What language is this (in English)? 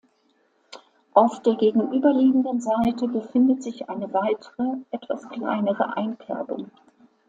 German